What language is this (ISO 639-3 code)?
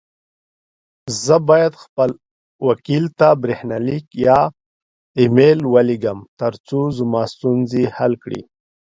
pus